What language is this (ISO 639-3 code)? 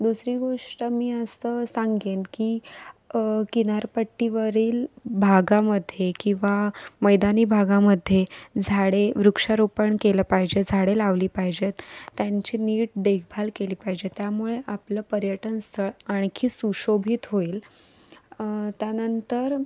mar